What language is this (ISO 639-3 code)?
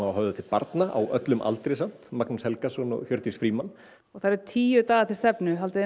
isl